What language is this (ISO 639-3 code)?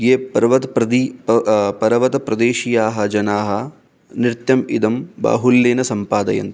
san